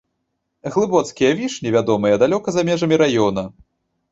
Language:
Belarusian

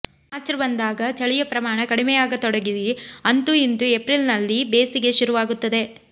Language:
Kannada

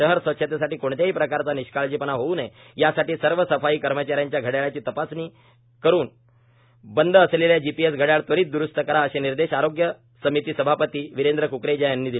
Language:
Marathi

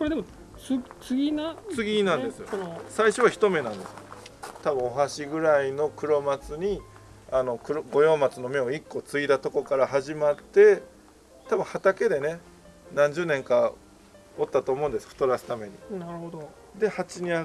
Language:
Japanese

